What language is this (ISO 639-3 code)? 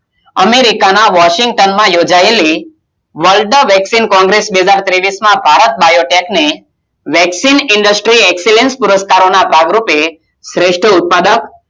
guj